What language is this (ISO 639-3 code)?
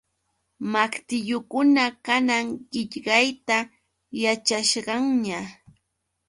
qux